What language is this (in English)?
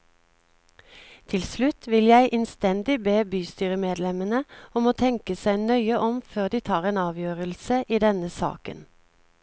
Norwegian